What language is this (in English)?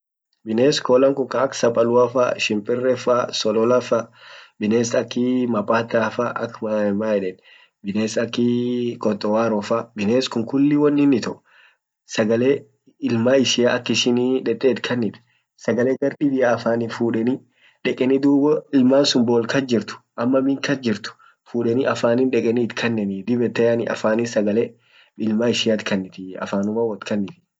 Orma